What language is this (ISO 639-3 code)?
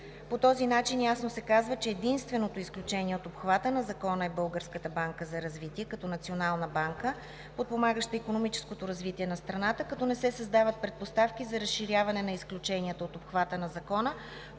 bul